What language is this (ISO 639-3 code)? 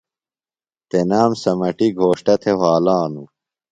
phl